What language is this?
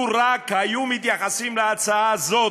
Hebrew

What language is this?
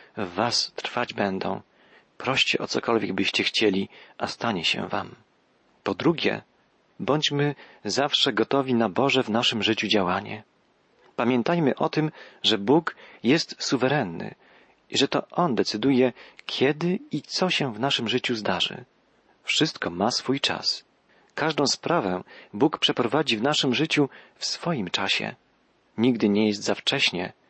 Polish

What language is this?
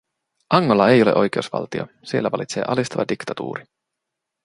Finnish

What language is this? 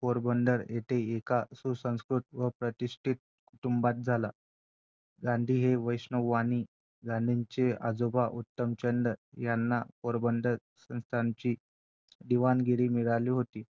Marathi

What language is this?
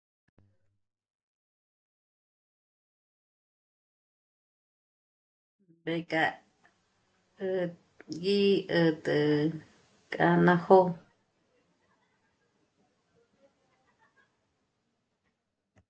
Michoacán Mazahua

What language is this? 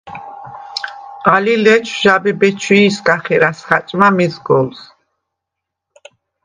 Svan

